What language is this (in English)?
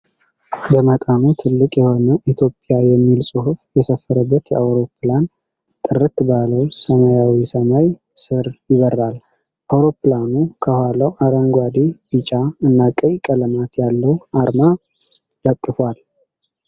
Amharic